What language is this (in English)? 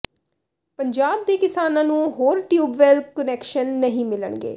Punjabi